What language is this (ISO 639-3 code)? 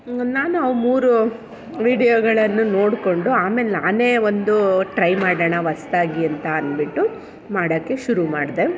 kan